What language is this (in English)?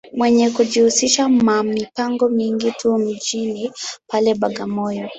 Swahili